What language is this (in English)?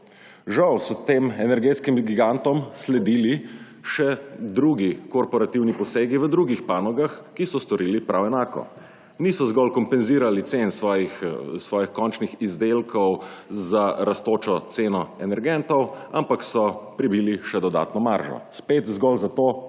Slovenian